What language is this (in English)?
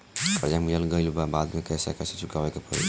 Bhojpuri